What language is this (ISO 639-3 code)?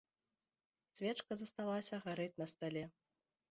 bel